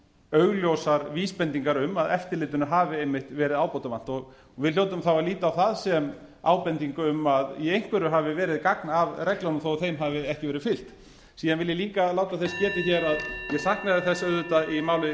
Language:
Icelandic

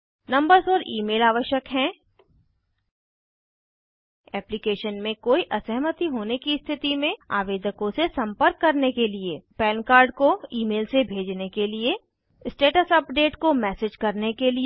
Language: Hindi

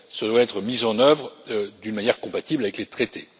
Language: French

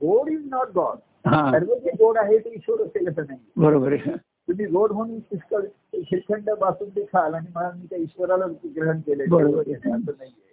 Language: Marathi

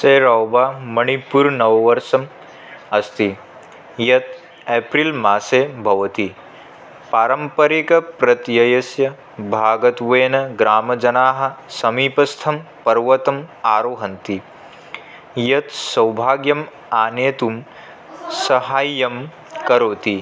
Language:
Sanskrit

